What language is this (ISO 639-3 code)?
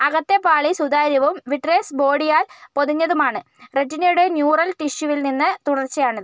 mal